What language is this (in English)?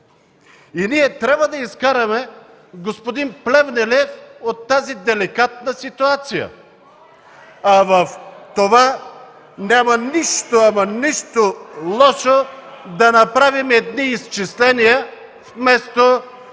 Bulgarian